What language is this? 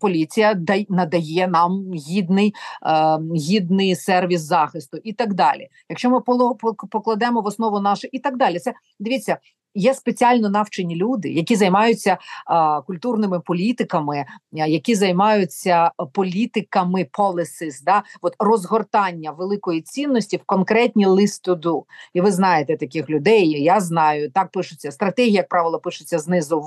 Ukrainian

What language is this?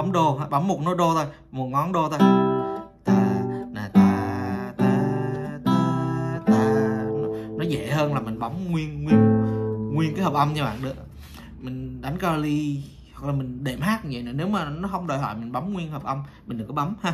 Vietnamese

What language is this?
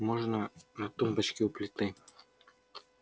Russian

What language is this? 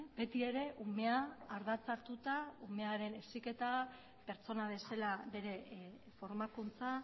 Basque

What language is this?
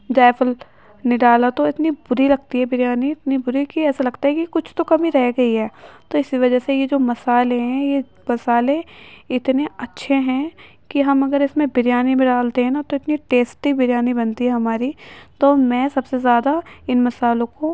Urdu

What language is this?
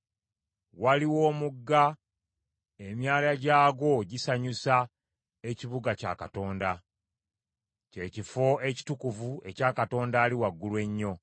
Ganda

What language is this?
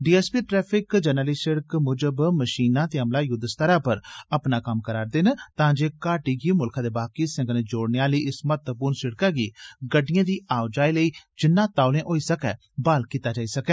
Dogri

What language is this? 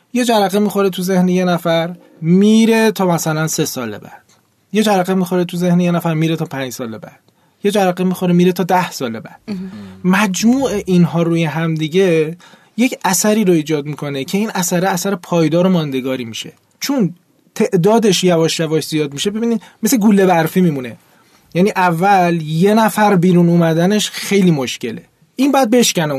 Persian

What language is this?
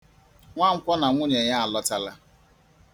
Igbo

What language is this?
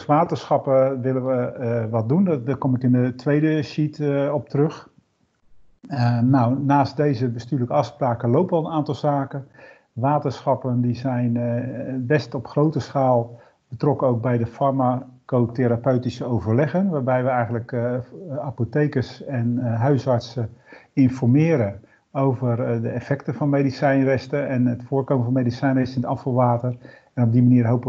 Dutch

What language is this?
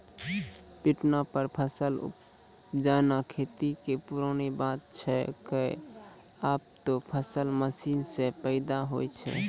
Maithili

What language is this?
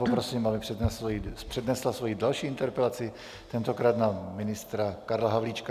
Czech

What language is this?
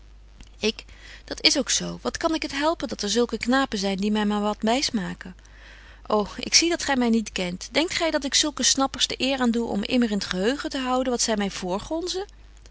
Dutch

